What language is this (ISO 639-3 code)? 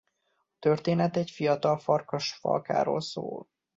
hun